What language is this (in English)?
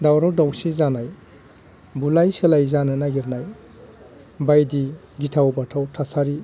Bodo